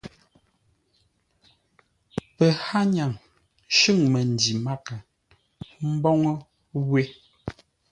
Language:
Ngombale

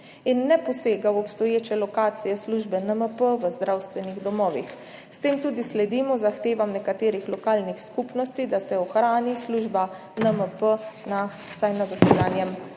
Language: Slovenian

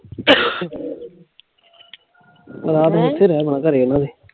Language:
Punjabi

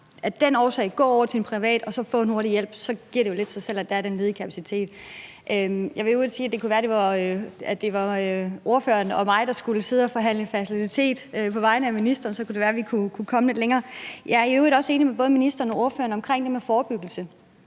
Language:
Danish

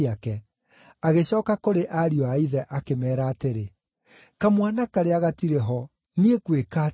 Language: Kikuyu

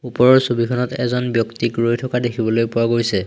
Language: Assamese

